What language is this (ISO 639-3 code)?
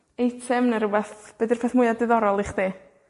cym